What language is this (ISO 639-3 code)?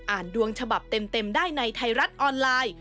tha